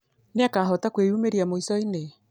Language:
Kikuyu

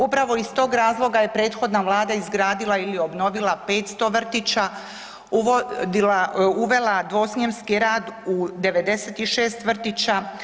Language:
Croatian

